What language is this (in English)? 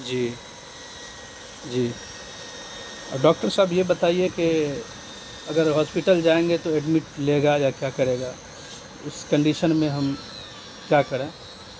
Urdu